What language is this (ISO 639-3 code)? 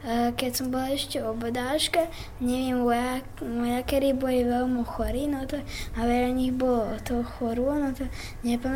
slk